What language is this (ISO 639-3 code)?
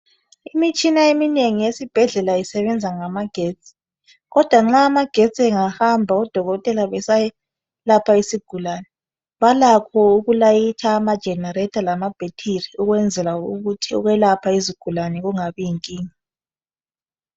nde